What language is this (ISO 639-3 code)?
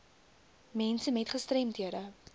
afr